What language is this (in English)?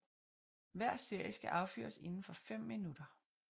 Danish